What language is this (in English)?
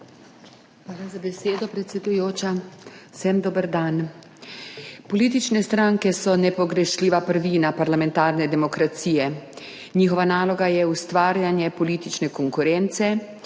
Slovenian